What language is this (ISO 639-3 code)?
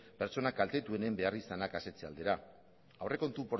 eus